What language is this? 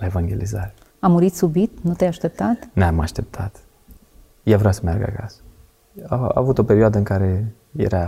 Romanian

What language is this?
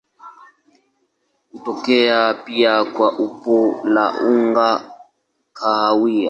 Swahili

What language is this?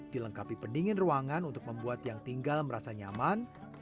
Indonesian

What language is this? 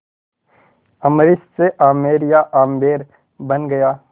Hindi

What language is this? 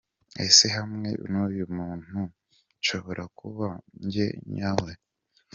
Kinyarwanda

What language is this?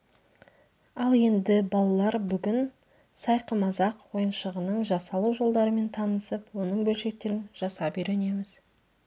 Kazakh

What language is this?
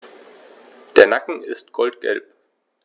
German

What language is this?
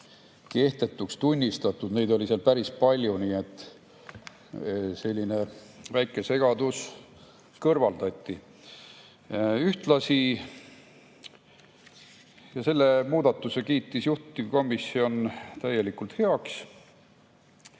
Estonian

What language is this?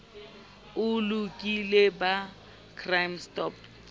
Southern Sotho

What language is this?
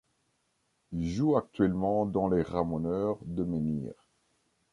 French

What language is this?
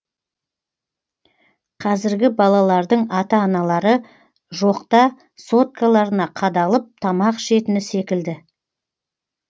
Kazakh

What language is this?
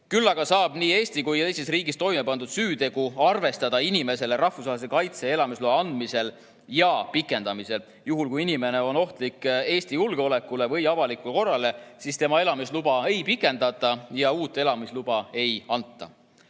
Estonian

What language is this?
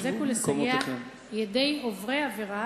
Hebrew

